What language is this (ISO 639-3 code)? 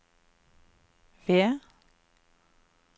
nor